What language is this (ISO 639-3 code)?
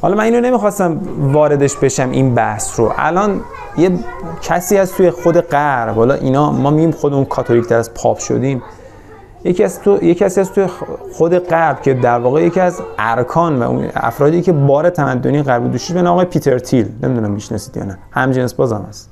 fas